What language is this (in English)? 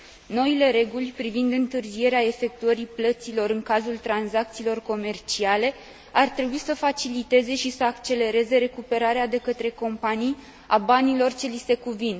Romanian